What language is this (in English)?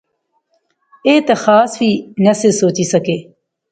Pahari-Potwari